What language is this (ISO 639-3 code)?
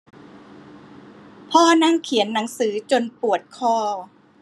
tha